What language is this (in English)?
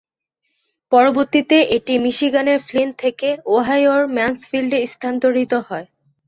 Bangla